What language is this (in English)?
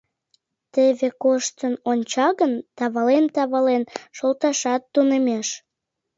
Mari